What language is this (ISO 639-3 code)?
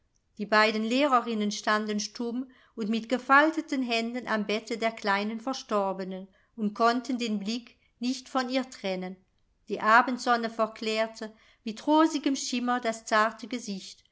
deu